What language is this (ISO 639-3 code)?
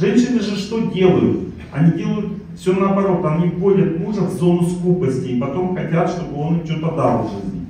rus